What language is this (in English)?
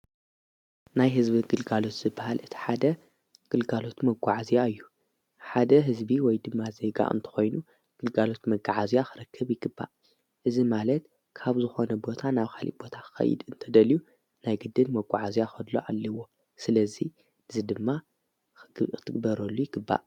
Tigrinya